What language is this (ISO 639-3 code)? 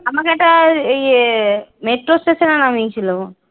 ben